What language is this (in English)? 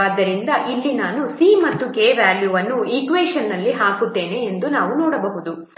Kannada